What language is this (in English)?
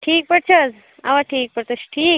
Kashmiri